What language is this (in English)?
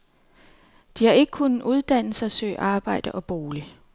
Danish